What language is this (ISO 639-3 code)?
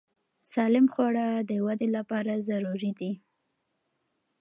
pus